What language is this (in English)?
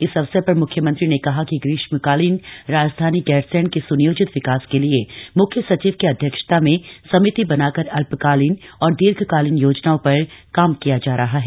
Hindi